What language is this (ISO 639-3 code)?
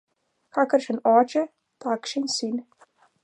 slv